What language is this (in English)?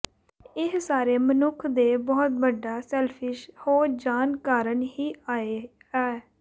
Punjabi